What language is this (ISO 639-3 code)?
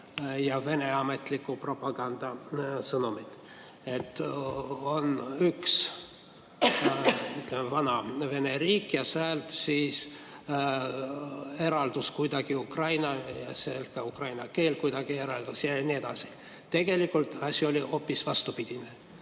est